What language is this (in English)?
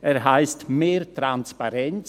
Swiss German